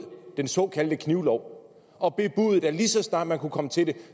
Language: Danish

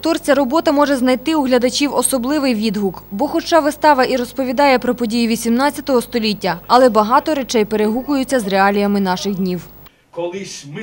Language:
Russian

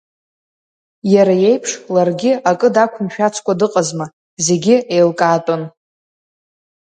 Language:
Abkhazian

